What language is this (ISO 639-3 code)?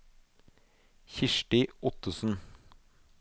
nor